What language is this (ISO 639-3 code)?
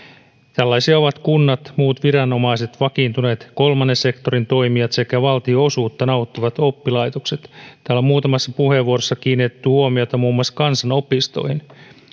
fin